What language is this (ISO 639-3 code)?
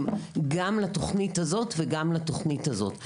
heb